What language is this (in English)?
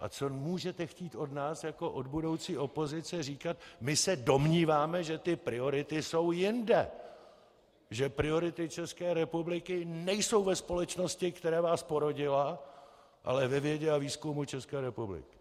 Czech